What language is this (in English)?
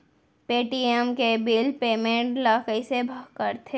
Chhattisgarhi